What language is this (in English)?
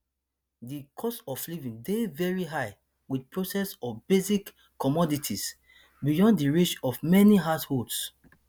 Nigerian Pidgin